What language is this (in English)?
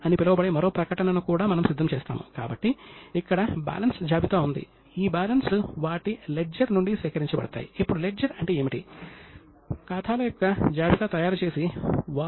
Telugu